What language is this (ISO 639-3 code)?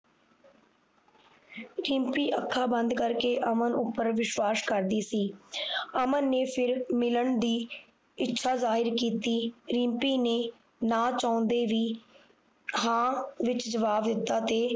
pan